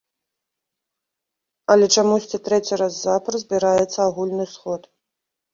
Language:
Belarusian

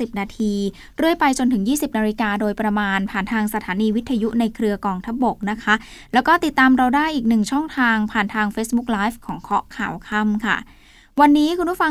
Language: Thai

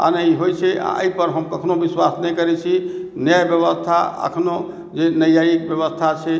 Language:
Maithili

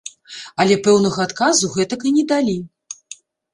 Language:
Belarusian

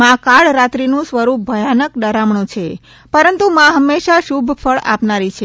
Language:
Gujarati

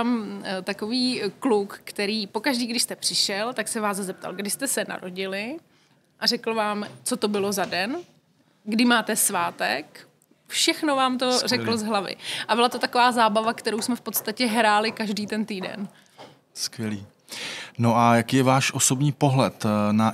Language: Czech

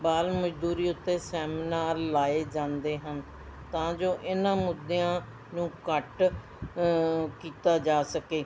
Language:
Punjabi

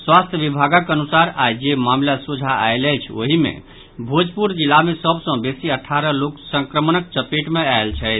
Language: Maithili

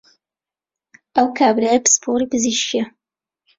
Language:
Central Kurdish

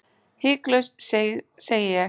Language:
Icelandic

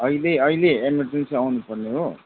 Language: Nepali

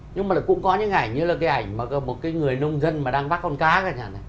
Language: Vietnamese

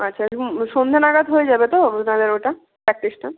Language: Bangla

